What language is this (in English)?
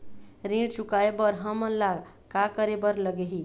Chhattisgarhi